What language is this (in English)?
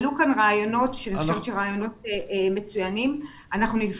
Hebrew